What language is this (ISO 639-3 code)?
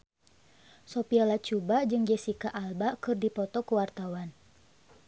sun